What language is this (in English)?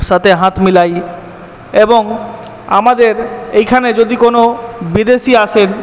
Bangla